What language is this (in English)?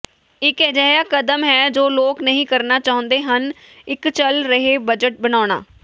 Punjabi